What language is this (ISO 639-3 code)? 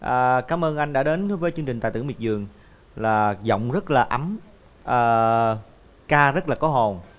vie